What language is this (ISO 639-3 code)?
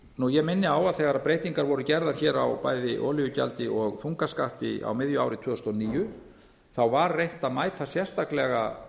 isl